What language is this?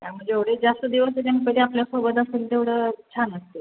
Marathi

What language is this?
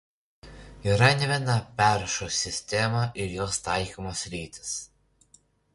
Lithuanian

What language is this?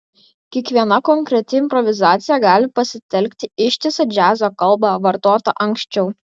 Lithuanian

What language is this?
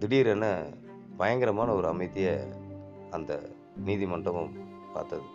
Tamil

